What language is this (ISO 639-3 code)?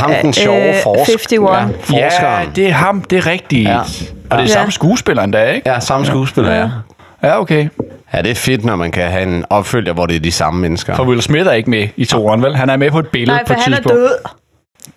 dan